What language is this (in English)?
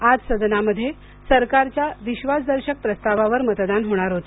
Marathi